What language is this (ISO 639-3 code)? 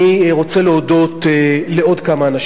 heb